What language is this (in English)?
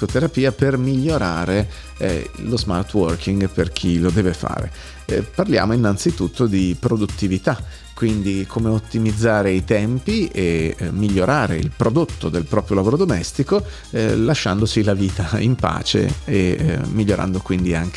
Italian